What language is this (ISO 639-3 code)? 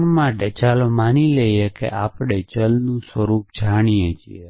guj